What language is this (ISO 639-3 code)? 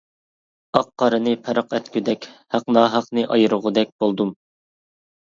uig